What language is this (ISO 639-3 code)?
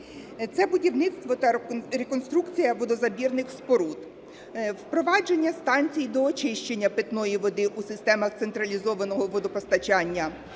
ukr